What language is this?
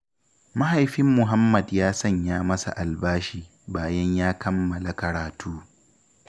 Hausa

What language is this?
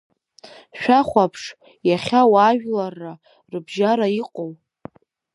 Abkhazian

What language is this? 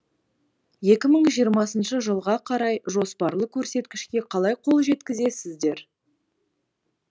Kazakh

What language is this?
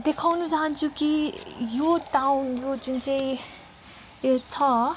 Nepali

